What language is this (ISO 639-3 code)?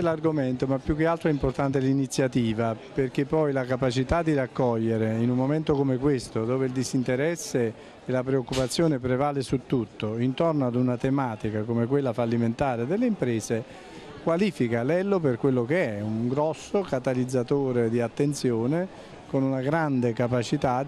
ita